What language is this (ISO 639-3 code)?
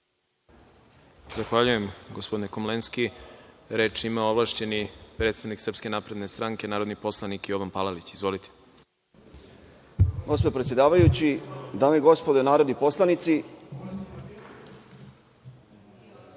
srp